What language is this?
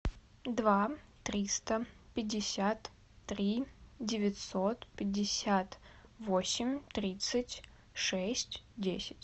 Russian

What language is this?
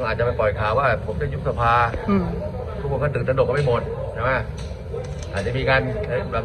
Thai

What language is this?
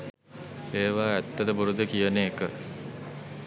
Sinhala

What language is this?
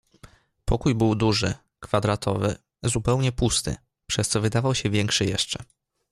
Polish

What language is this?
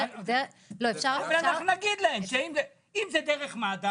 Hebrew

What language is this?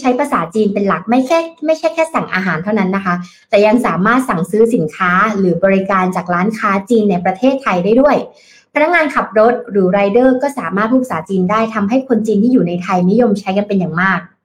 Thai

